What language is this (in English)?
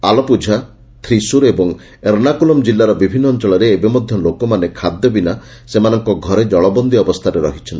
Odia